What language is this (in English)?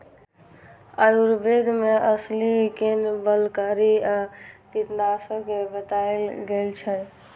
Maithili